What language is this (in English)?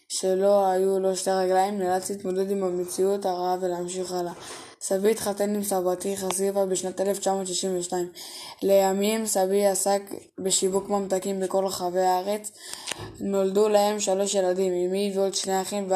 Hebrew